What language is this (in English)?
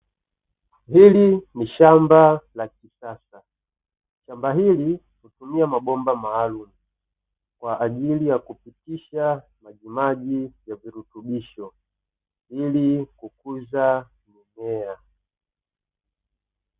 Swahili